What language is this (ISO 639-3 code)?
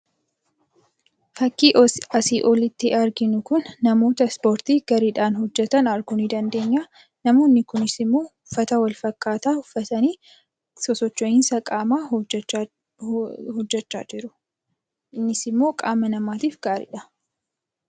orm